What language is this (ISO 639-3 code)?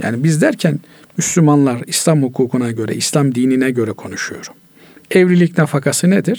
tur